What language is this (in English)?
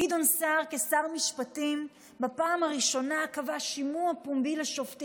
Hebrew